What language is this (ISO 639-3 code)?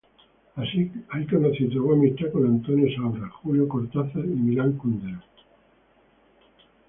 spa